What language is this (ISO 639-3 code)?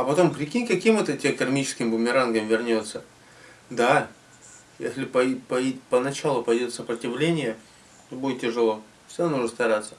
rus